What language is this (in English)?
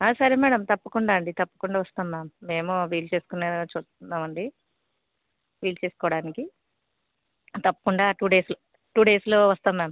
Telugu